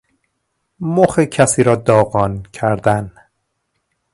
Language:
Persian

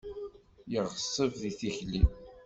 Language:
Kabyle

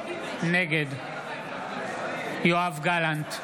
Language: Hebrew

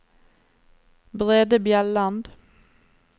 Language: Norwegian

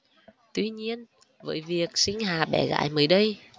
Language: Vietnamese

